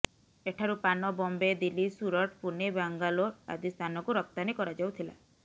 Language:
Odia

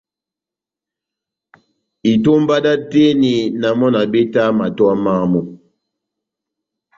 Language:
Batanga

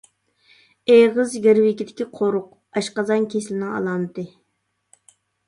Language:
Uyghur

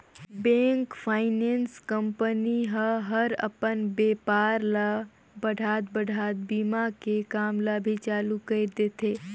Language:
Chhattisgarhi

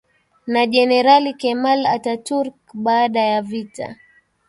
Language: Swahili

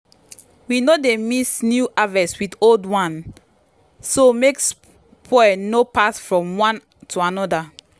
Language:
Nigerian Pidgin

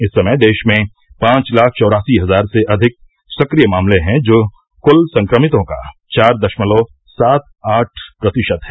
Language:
Hindi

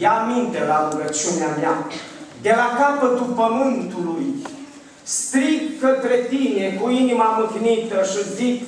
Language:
Romanian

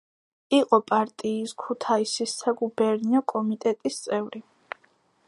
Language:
Georgian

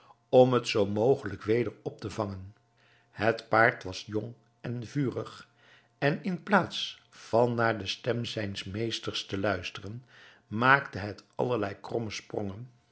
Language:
Dutch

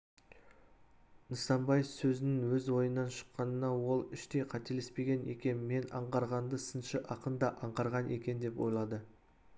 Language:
Kazakh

